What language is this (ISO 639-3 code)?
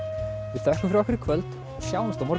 isl